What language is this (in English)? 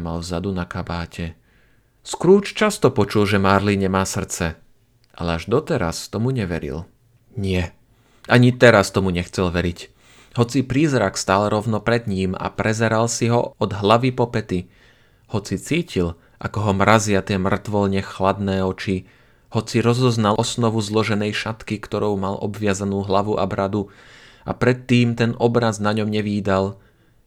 Slovak